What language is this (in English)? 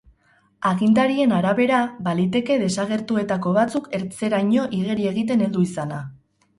Basque